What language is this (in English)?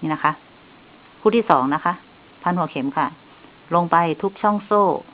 Thai